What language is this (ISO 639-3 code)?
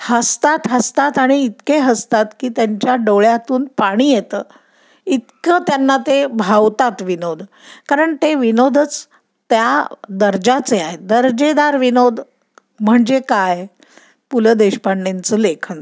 mar